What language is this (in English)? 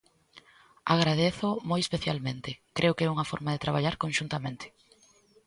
Galician